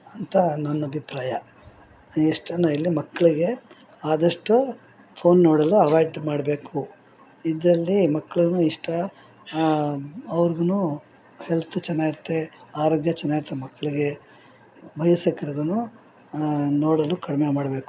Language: Kannada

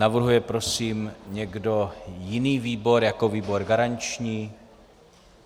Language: Czech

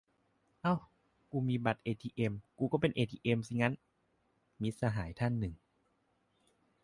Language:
Thai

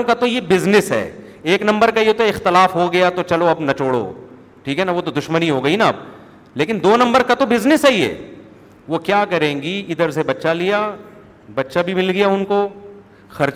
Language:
Urdu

